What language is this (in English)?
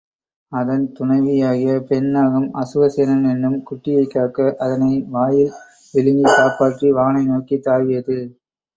Tamil